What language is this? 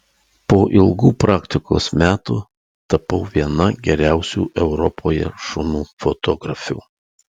Lithuanian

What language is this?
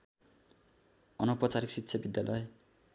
Nepali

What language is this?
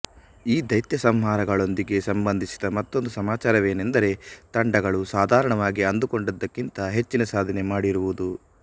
Kannada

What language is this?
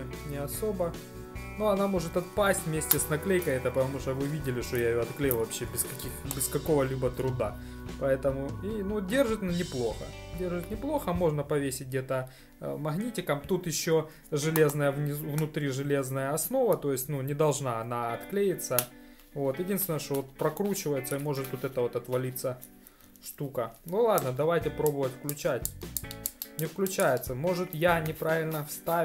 Russian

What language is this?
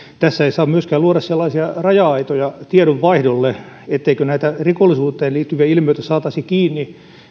Finnish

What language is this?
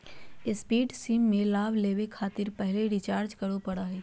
Magahi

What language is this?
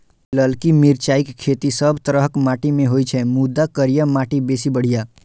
Maithili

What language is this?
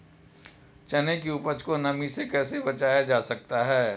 Hindi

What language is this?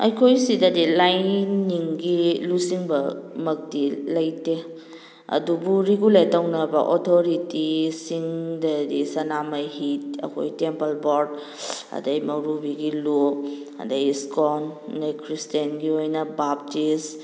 Manipuri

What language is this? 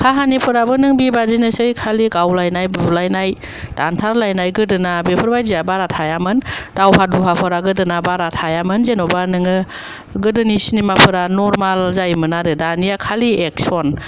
Bodo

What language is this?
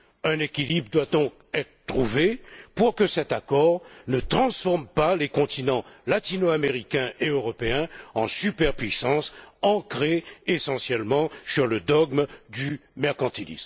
French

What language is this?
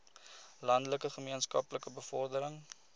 Afrikaans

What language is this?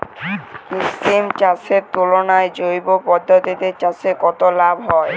Bangla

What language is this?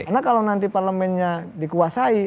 Indonesian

